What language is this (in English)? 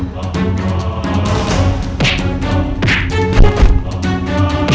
Indonesian